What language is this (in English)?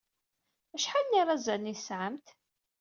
Kabyle